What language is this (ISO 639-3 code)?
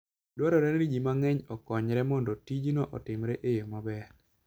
luo